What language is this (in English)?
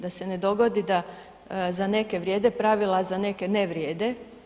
Croatian